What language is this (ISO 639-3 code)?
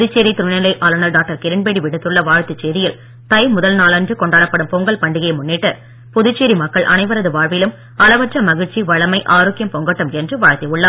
tam